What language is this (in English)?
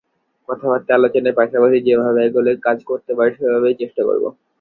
Bangla